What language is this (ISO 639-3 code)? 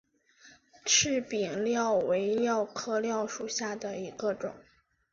zho